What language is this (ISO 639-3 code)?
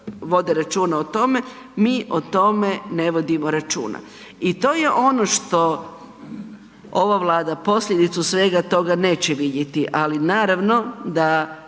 hrv